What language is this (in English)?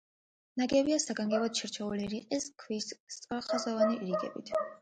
Georgian